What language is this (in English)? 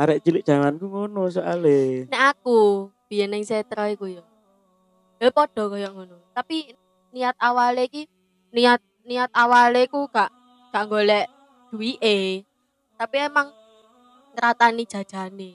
Indonesian